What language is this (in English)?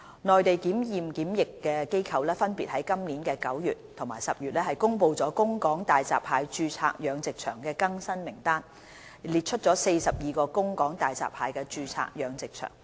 Cantonese